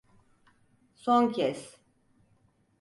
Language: Turkish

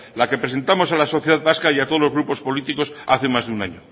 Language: Spanish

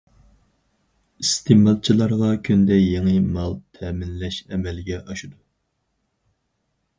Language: Uyghur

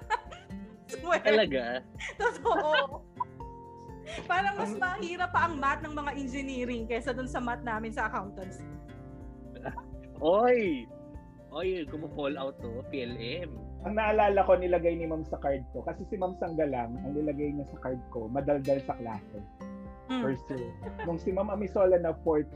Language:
Filipino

